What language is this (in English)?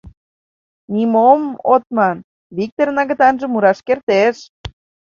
Mari